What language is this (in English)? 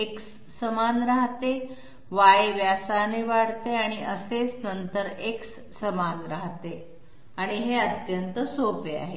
Marathi